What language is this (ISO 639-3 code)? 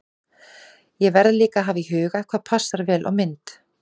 isl